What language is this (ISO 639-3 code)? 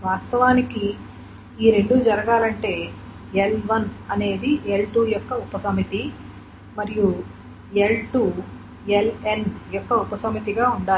tel